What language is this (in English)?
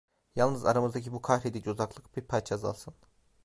Turkish